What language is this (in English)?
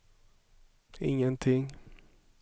Swedish